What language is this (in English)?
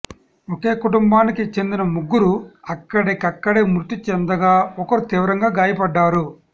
Telugu